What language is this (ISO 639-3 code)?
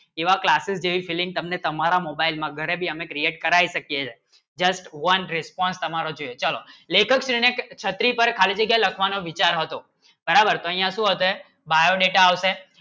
guj